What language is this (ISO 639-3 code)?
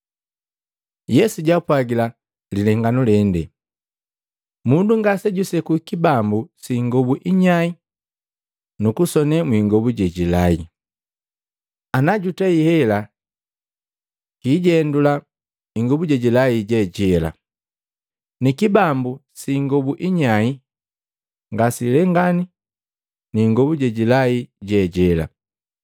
mgv